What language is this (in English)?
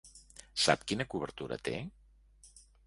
Catalan